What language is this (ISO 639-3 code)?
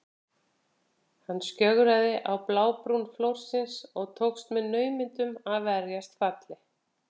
isl